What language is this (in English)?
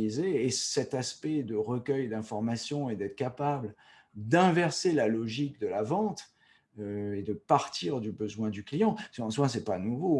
French